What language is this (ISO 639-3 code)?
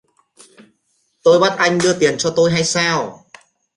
vie